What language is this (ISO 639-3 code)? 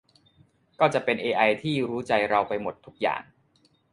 tha